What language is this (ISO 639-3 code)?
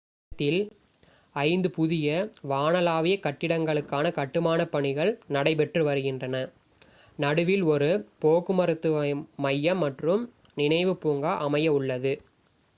tam